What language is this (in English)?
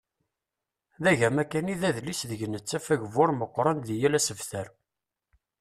Kabyle